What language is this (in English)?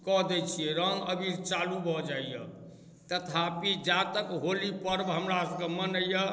Maithili